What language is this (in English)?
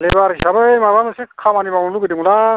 Bodo